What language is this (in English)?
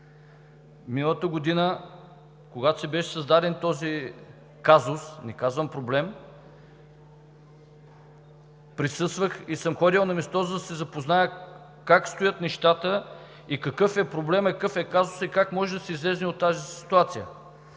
Bulgarian